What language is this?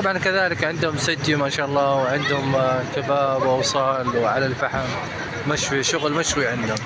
Arabic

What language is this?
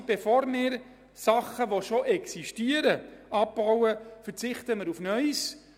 Swiss German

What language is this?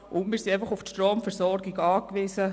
Swiss German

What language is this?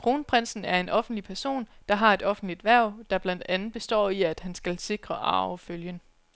Danish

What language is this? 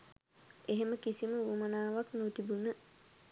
Sinhala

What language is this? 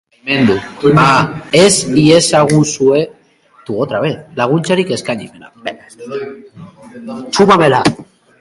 Basque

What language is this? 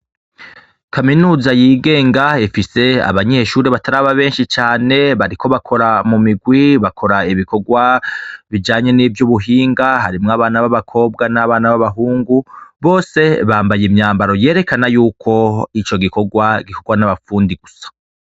Rundi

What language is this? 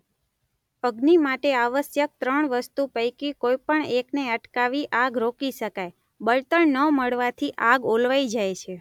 Gujarati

